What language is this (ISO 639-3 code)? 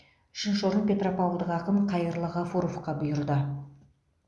kaz